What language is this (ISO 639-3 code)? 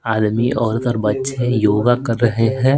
hin